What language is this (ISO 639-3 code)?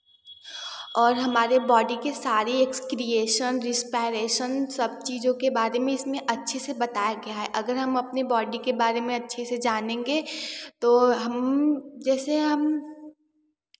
hin